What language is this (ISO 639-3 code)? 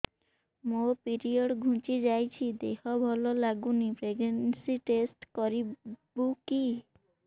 ori